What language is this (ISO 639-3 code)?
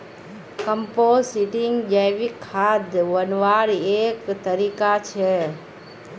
mag